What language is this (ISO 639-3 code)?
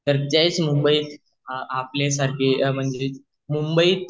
mar